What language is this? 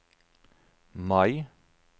Norwegian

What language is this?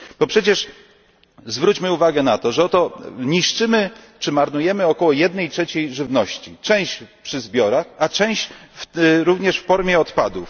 Polish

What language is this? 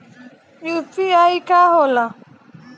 Bhojpuri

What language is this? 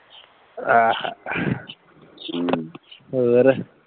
Punjabi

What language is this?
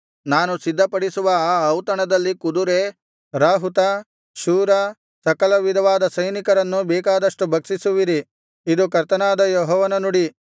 Kannada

